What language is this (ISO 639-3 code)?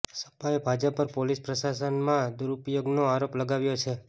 guj